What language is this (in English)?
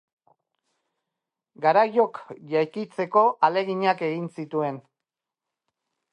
Basque